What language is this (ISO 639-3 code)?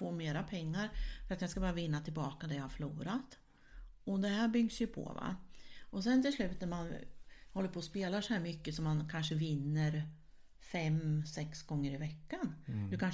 swe